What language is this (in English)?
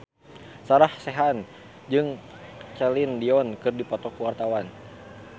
Sundanese